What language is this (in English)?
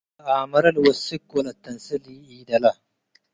Tigre